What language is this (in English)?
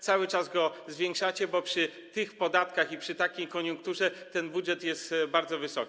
Polish